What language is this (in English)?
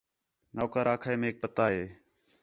Khetrani